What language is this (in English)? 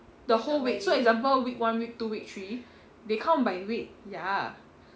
English